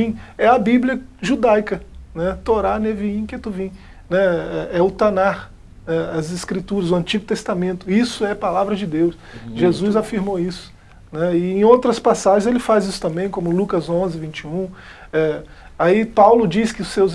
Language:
Portuguese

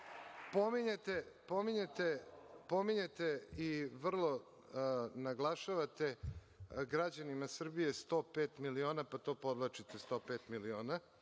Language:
Serbian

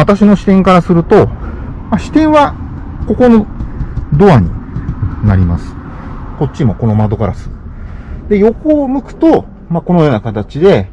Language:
Japanese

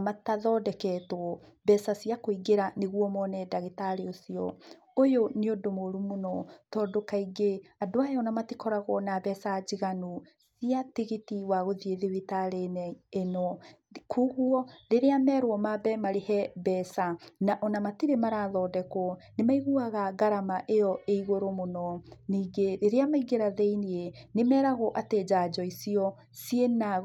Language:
Kikuyu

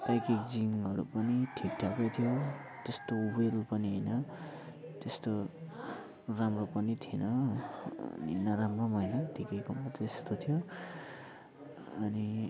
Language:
Nepali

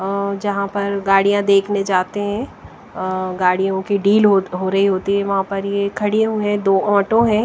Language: Hindi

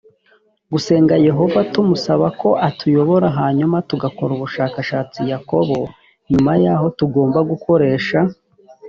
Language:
Kinyarwanda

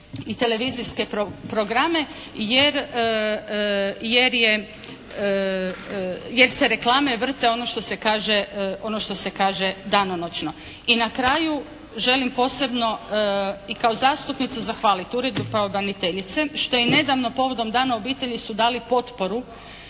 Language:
Croatian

